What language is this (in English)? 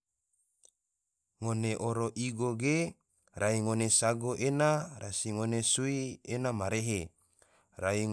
Tidore